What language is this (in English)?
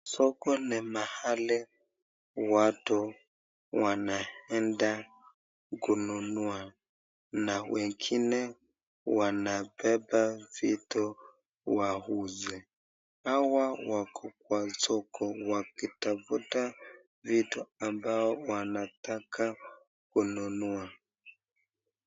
Swahili